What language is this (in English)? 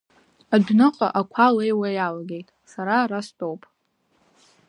Abkhazian